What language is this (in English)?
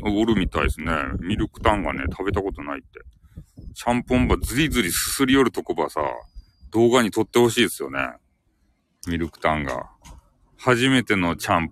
Japanese